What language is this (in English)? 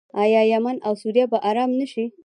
Pashto